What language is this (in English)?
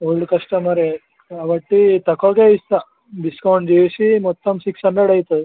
Telugu